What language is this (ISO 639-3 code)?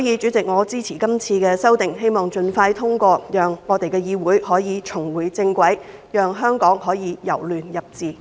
yue